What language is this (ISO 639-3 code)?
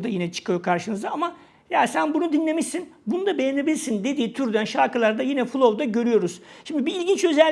tur